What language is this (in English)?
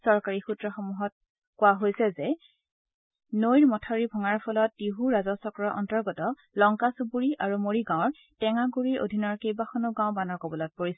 Assamese